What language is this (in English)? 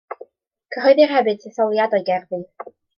Welsh